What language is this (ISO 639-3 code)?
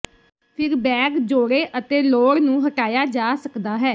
pan